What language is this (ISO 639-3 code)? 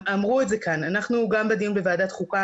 heb